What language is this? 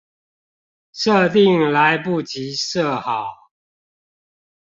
Chinese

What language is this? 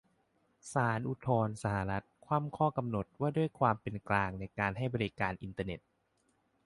Thai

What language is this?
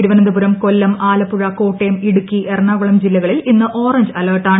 Malayalam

